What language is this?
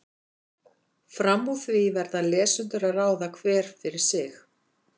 Icelandic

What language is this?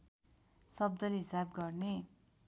Nepali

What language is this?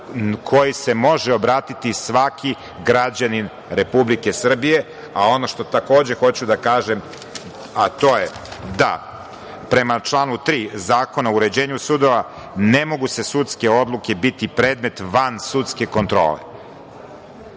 Serbian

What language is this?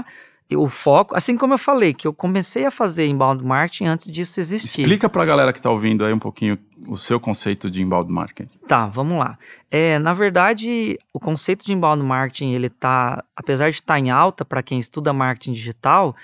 Portuguese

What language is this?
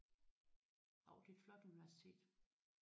Danish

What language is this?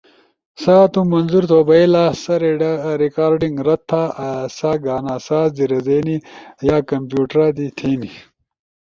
Ushojo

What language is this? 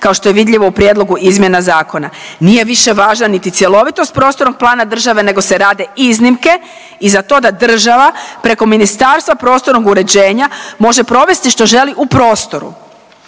Croatian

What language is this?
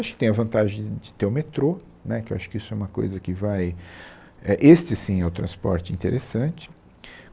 Portuguese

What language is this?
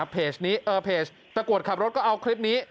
Thai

